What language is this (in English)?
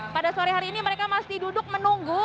Indonesian